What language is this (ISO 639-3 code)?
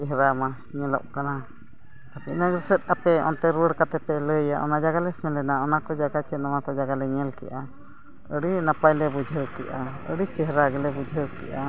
sat